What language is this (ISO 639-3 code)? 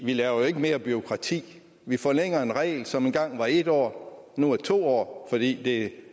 dan